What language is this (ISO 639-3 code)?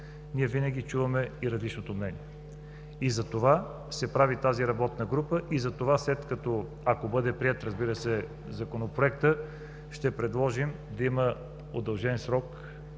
bul